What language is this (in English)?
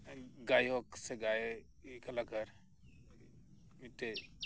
Santali